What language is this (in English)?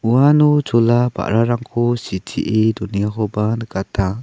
Garo